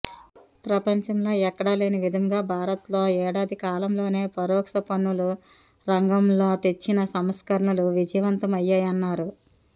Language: Telugu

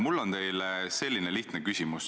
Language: Estonian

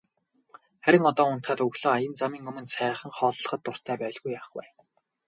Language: Mongolian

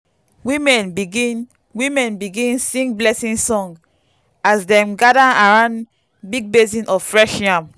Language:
Nigerian Pidgin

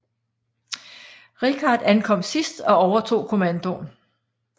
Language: Danish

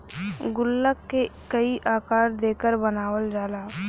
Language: Bhojpuri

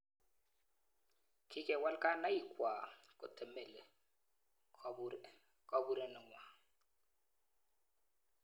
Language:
Kalenjin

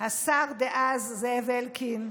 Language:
Hebrew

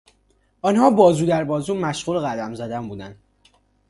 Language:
Persian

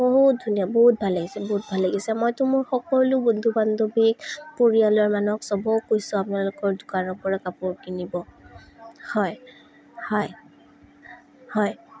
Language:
Assamese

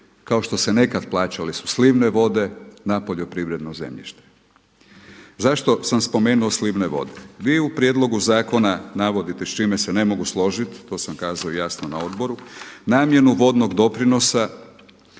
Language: Croatian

